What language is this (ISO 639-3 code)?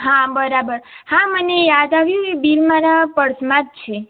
guj